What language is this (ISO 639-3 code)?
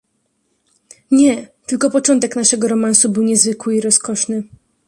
pol